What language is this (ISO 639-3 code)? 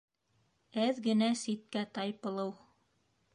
bak